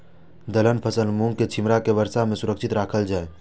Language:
Maithili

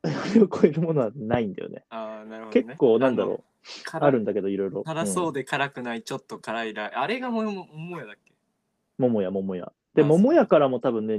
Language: Japanese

